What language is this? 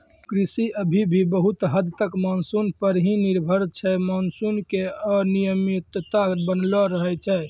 Maithili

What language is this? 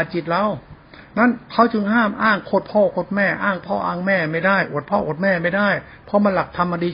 Thai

